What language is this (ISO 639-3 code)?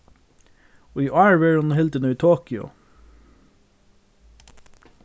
fao